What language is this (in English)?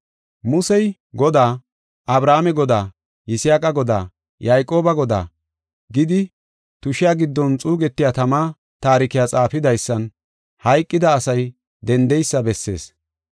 Gofa